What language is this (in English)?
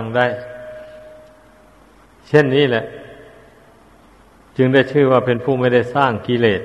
Thai